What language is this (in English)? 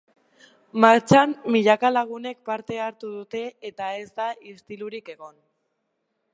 Basque